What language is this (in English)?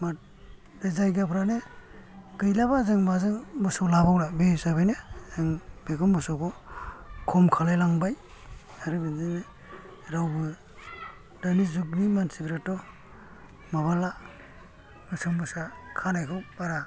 Bodo